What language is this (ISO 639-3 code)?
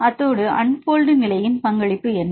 tam